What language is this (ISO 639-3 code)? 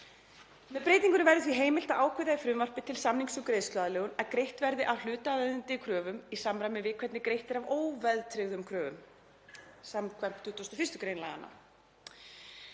isl